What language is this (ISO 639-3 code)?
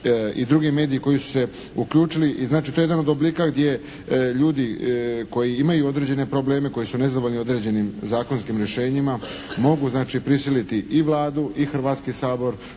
hrv